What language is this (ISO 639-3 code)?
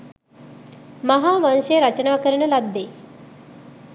sin